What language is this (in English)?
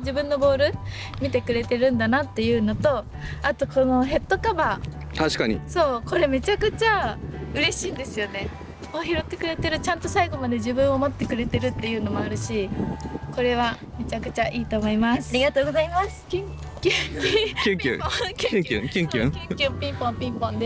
Japanese